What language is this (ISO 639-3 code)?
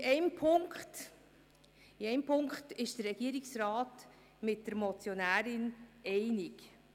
gsw